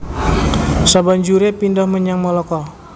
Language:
Javanese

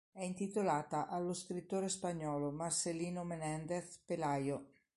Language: Italian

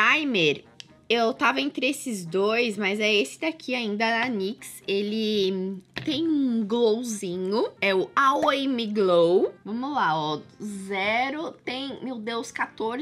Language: Portuguese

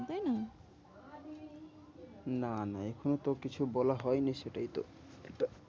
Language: Bangla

